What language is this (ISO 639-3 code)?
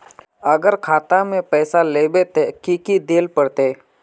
mag